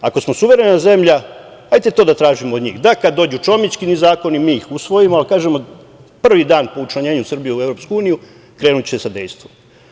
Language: Serbian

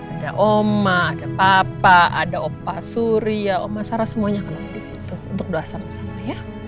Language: Indonesian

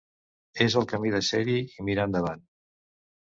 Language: Catalan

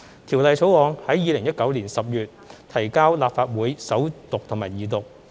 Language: Cantonese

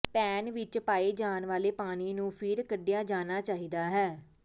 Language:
Punjabi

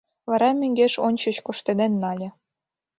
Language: Mari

